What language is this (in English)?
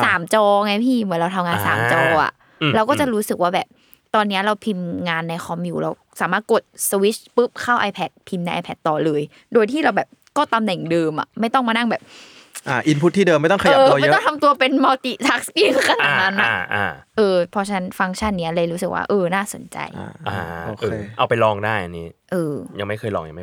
Thai